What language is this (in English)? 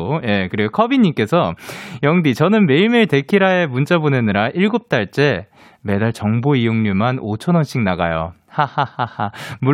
Korean